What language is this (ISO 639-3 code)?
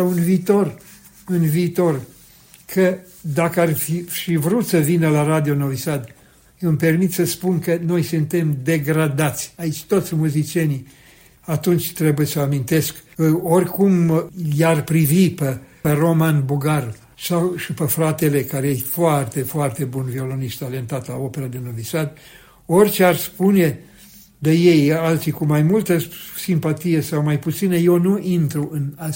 ron